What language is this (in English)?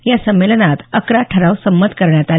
Marathi